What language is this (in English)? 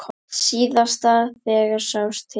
Icelandic